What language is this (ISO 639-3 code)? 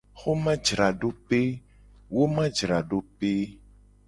gej